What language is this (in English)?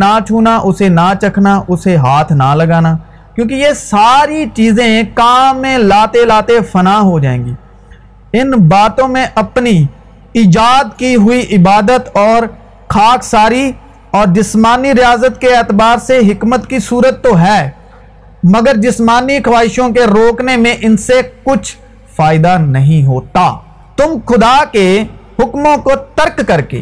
Urdu